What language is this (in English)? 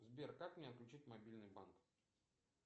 Russian